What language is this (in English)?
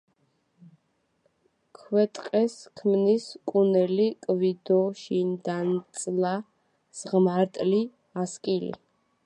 Georgian